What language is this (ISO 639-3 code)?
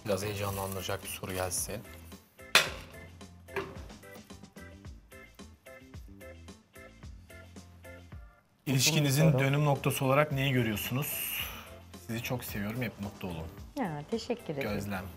tur